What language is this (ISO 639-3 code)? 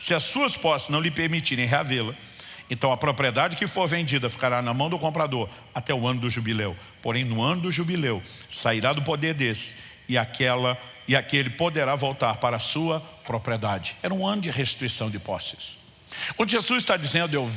por